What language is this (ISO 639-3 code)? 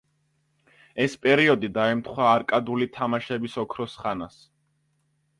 kat